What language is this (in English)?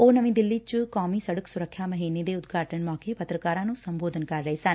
Punjabi